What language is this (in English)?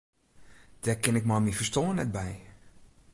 Western Frisian